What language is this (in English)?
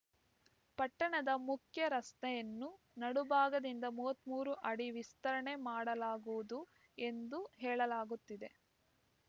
Kannada